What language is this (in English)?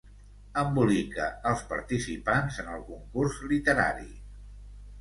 Catalan